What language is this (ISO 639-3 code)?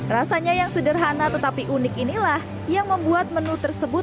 ind